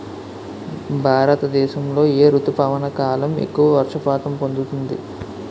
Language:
Telugu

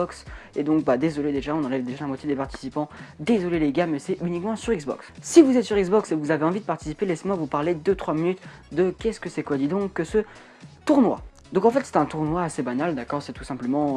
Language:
French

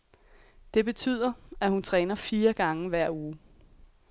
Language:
Danish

